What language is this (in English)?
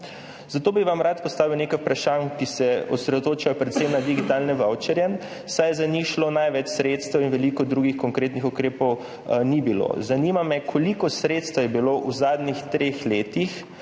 Slovenian